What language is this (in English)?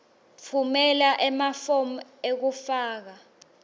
Swati